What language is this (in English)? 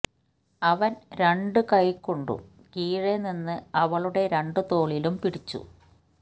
Malayalam